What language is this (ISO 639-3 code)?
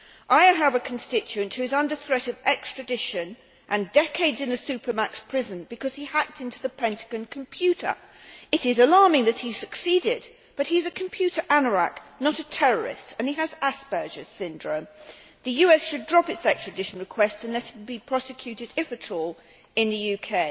eng